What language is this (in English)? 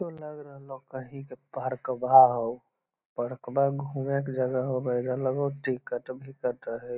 Magahi